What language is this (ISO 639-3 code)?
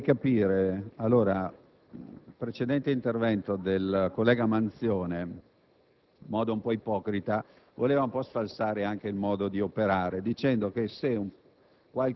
ita